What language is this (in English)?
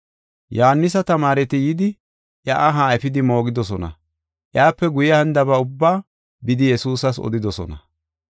Gofa